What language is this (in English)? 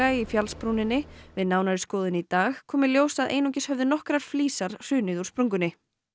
Icelandic